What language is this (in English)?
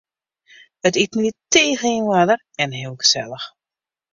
Western Frisian